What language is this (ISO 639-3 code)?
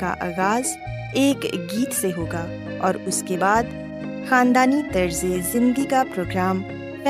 urd